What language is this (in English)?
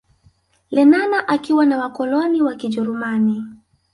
Swahili